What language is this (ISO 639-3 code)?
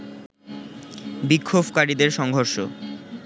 ben